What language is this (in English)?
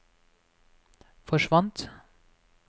Norwegian